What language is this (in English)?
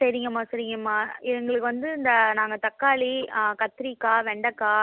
Tamil